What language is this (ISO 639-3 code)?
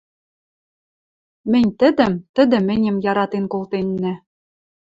mrj